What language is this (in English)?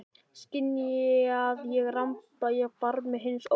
Icelandic